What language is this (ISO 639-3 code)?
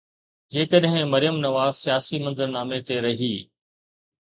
snd